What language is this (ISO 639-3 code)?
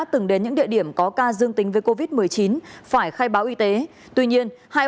vie